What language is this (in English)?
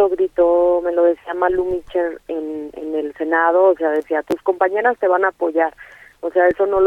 Spanish